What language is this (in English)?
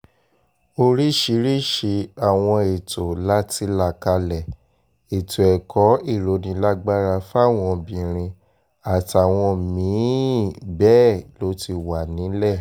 Yoruba